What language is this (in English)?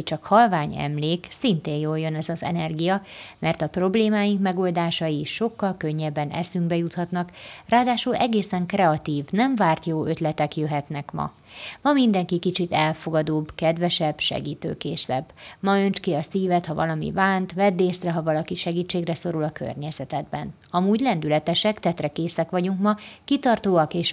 Hungarian